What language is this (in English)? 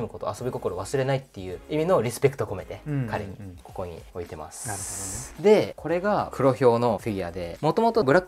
Japanese